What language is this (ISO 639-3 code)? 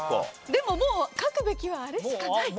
jpn